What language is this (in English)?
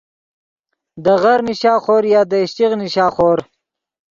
Yidgha